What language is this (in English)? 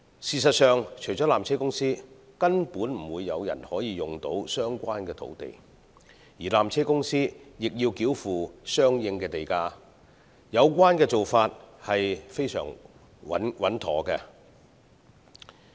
Cantonese